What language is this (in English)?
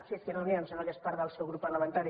Catalan